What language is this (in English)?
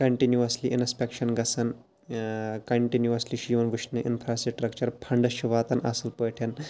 Kashmiri